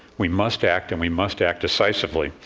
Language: English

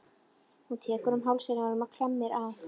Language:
Icelandic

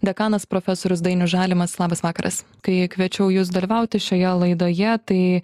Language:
Lithuanian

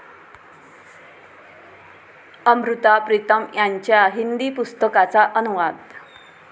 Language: Marathi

